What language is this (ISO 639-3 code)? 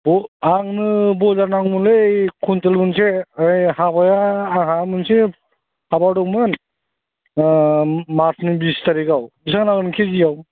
brx